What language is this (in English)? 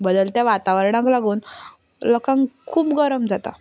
Konkani